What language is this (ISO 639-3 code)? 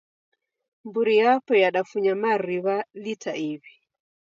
dav